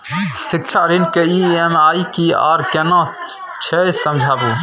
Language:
Maithili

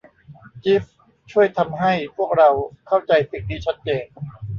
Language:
Thai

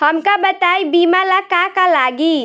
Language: Bhojpuri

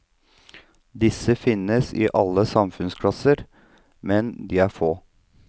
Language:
Norwegian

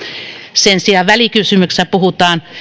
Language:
Finnish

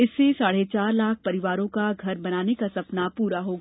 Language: Hindi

